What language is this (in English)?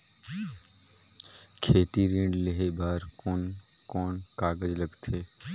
Chhattisgarhi